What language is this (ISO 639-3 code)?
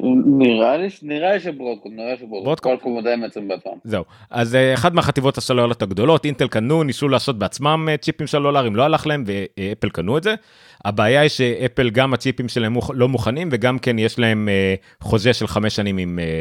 heb